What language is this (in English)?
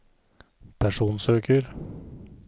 Norwegian